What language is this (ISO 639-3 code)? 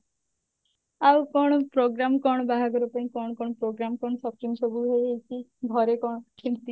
ori